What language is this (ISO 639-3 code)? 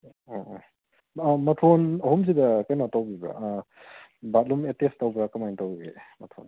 mni